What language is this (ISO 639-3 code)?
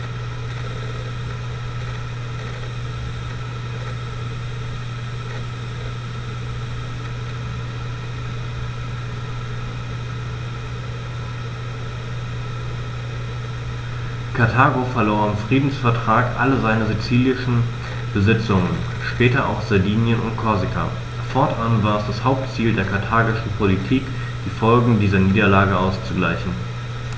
deu